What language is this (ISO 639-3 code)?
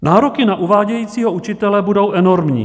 ces